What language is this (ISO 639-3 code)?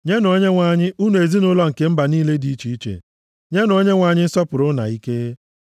ibo